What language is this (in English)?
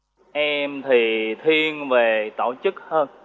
Vietnamese